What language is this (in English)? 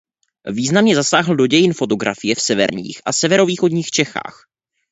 Czech